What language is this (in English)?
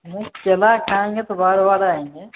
Maithili